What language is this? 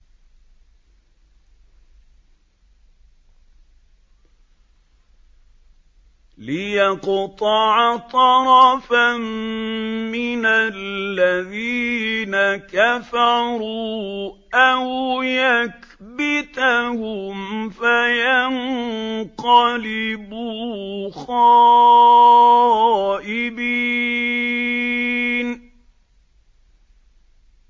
Arabic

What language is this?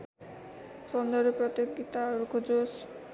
Nepali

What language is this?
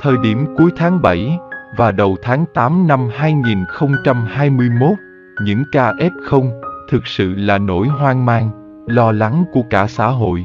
Vietnamese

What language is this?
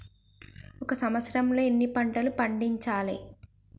Telugu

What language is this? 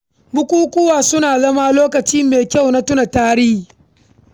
Hausa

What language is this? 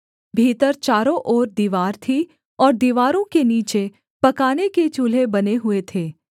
Hindi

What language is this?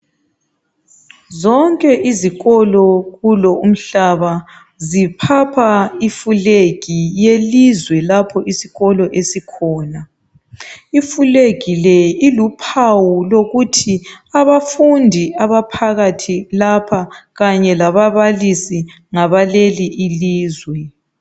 North Ndebele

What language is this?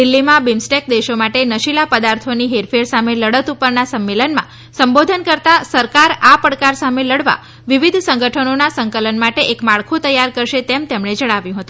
Gujarati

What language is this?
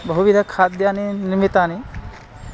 Sanskrit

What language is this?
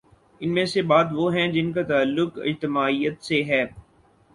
Urdu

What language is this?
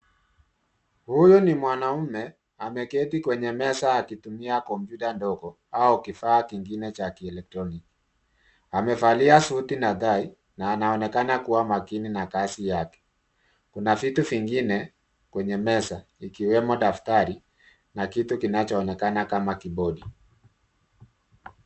Swahili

